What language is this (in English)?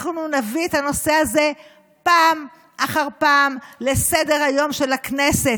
Hebrew